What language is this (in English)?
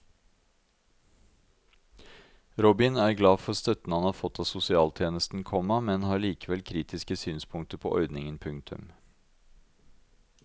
Norwegian